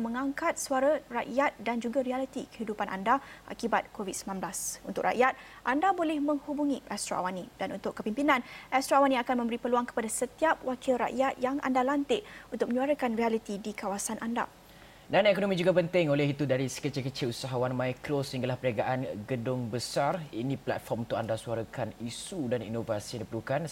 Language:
Malay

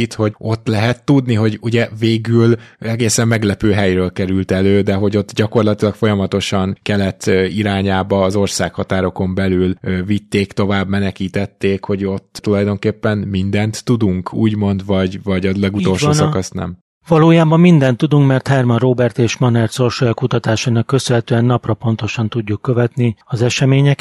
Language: Hungarian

